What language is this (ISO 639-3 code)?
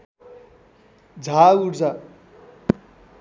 nep